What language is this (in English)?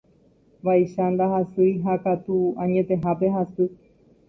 Guarani